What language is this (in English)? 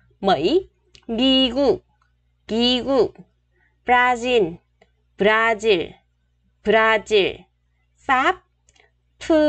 Vietnamese